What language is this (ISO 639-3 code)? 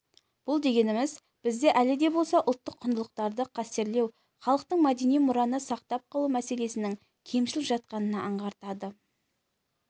kaz